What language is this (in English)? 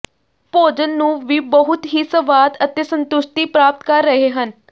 Punjabi